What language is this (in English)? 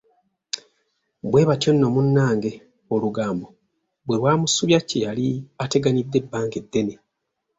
Ganda